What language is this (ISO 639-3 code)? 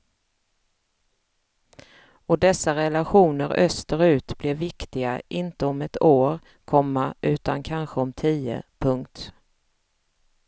swe